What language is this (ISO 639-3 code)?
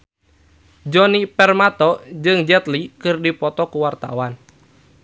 sun